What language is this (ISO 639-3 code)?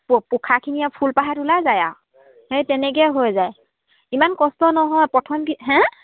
asm